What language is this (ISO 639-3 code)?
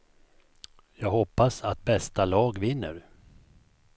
swe